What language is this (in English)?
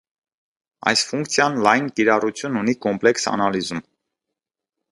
Armenian